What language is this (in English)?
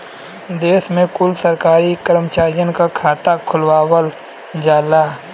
Bhojpuri